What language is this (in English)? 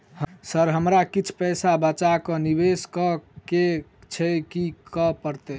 Maithili